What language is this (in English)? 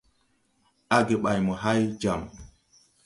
Tupuri